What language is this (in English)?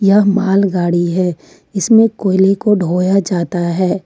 Hindi